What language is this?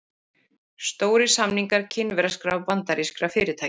Icelandic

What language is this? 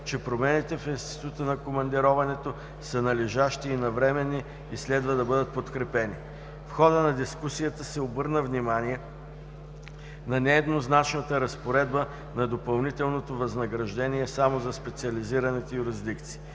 Bulgarian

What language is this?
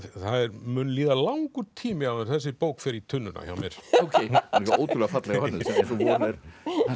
Icelandic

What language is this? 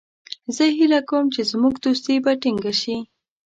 Pashto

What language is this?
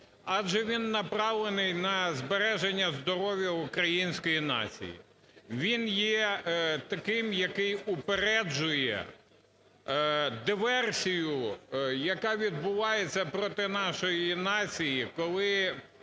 Ukrainian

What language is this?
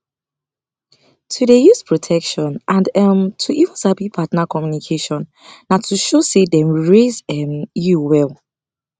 Nigerian Pidgin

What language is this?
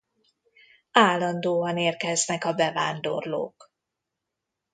Hungarian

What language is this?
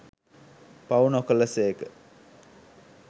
Sinhala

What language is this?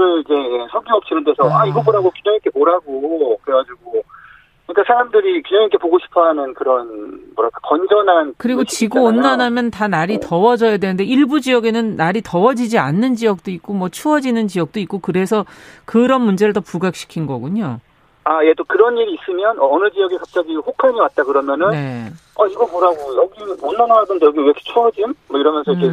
Korean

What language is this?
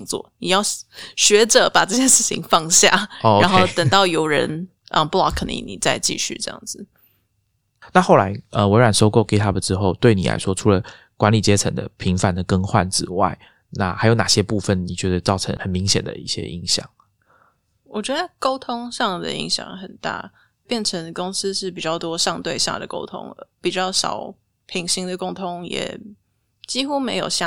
Chinese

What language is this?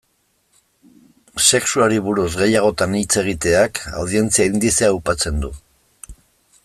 Basque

